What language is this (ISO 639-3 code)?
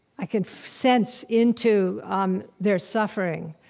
eng